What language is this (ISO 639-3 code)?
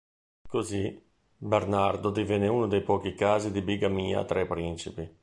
ita